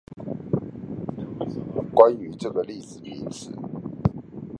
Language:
Chinese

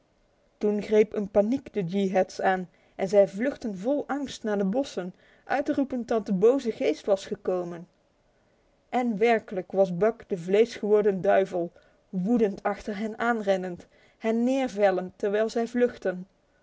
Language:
Dutch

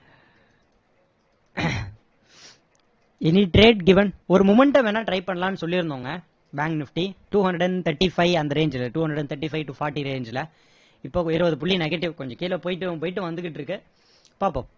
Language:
Tamil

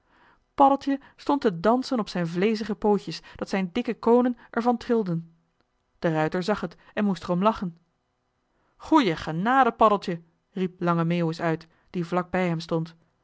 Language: Dutch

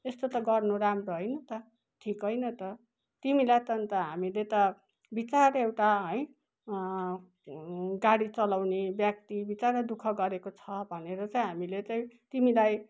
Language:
Nepali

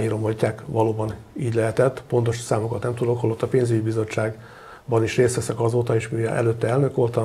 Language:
Hungarian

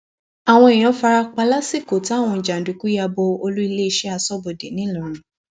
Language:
Yoruba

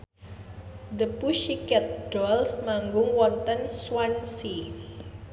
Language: Javanese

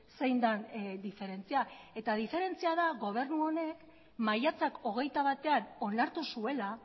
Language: Basque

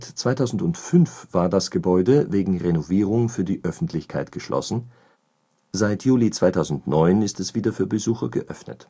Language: German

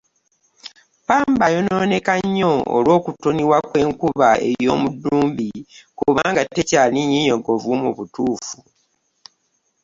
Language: Ganda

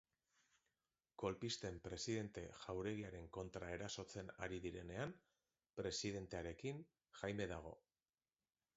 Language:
Basque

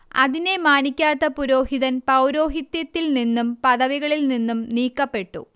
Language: Malayalam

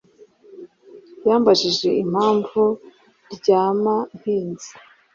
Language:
Kinyarwanda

